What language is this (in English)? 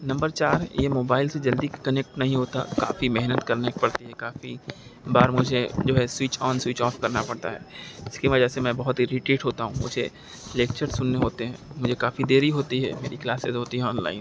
Urdu